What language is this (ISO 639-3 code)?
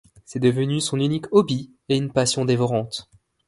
fra